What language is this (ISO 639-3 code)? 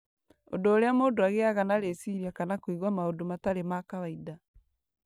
kik